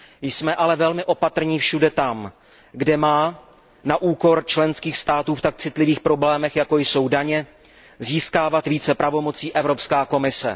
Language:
Czech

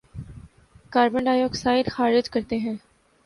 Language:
Urdu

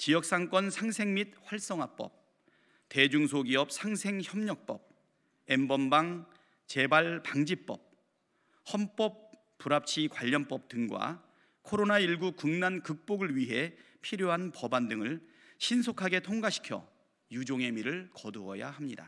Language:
Korean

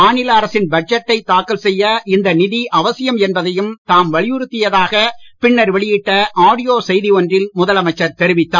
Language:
Tamil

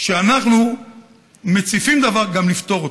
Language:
Hebrew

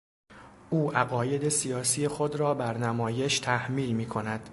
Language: Persian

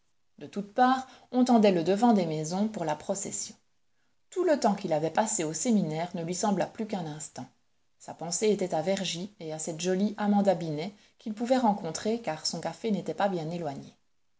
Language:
French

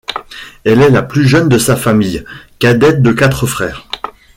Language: French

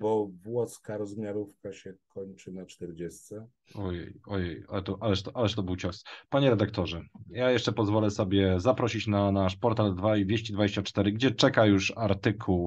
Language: Polish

